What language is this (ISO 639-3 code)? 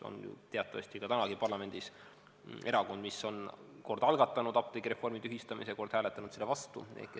est